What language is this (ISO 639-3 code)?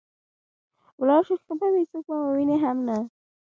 pus